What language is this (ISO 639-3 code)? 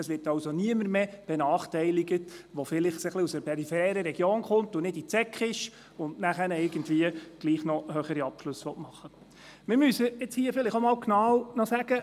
gsw